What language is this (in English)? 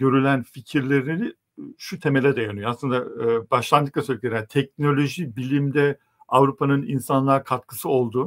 Turkish